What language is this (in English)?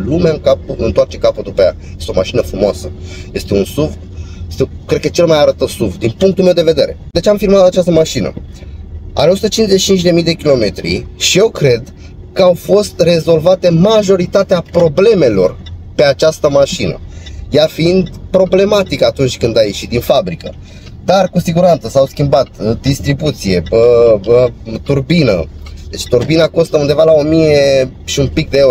Romanian